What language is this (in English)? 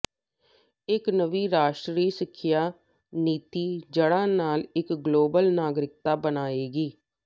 Punjabi